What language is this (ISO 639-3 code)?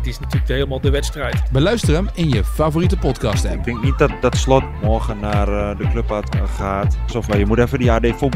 nld